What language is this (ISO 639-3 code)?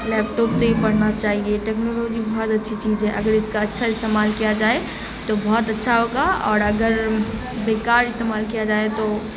urd